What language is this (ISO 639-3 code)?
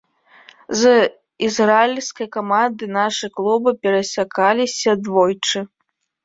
bel